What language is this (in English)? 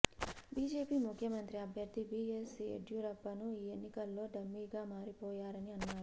Telugu